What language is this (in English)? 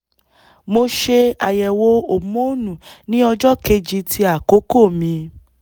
Yoruba